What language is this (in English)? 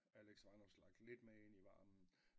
Danish